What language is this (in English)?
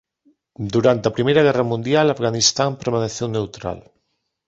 Galician